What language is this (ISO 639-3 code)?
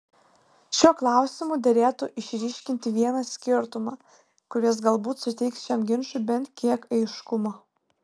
lit